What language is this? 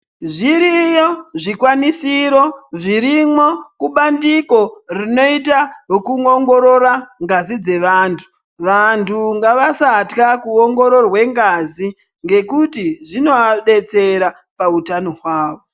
Ndau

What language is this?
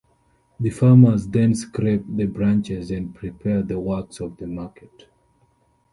English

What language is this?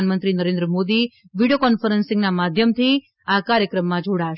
Gujarati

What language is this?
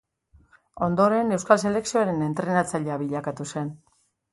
Basque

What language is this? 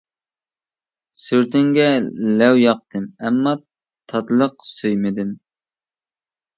Uyghur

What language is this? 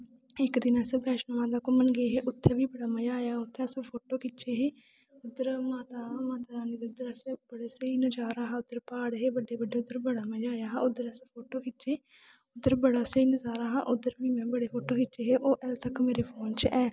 Dogri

